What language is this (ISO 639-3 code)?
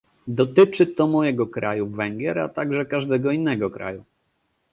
pol